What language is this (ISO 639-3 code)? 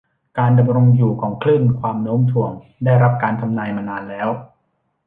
tha